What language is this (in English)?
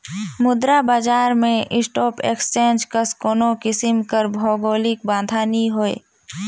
Chhattisgarhi